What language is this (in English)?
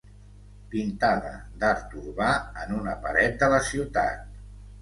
Catalan